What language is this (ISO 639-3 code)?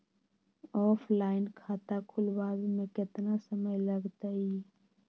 mag